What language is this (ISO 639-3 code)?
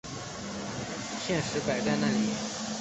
zho